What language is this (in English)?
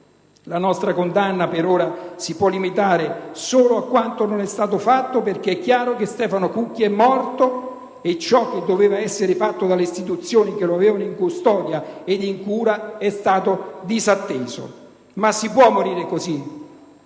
Italian